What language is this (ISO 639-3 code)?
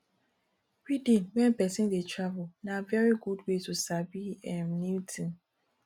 pcm